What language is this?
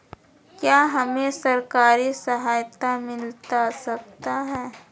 Magahi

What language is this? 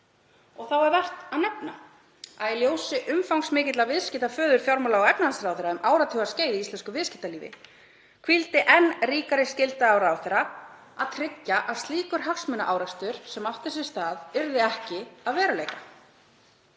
Icelandic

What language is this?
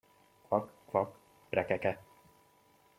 Hungarian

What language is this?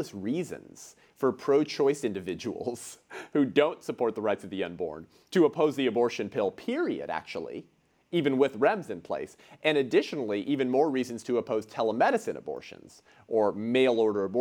English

